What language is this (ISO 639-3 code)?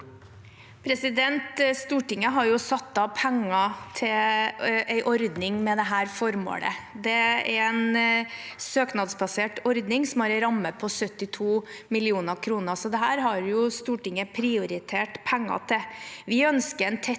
nor